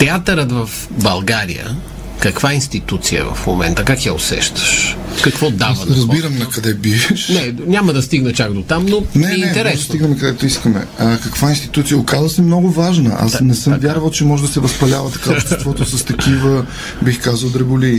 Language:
Bulgarian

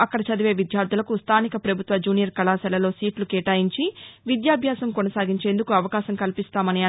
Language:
Telugu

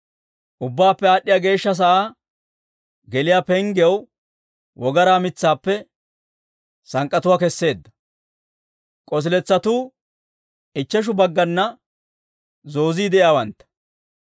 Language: Dawro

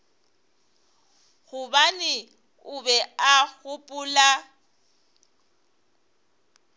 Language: Northern Sotho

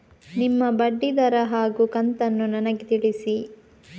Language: Kannada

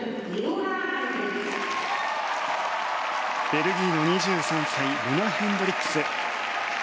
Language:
Japanese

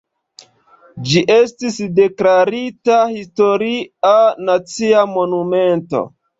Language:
Esperanto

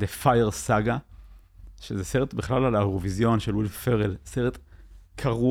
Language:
Hebrew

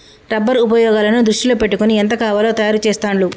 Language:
Telugu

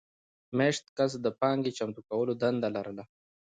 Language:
Pashto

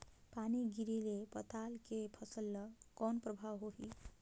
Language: Chhattisgarhi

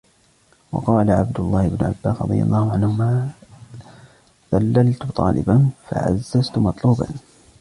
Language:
Arabic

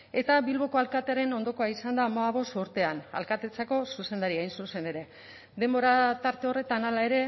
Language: Basque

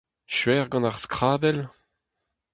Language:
Breton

